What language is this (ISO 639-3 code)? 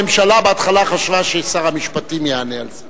heb